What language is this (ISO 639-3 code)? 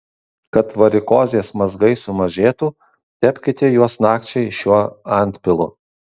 lit